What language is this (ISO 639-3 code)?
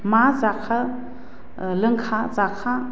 brx